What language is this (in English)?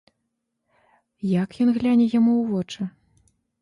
Belarusian